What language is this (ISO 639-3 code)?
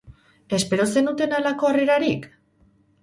eus